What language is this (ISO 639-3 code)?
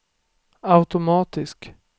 swe